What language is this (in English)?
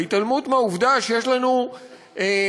Hebrew